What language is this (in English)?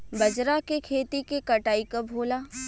Bhojpuri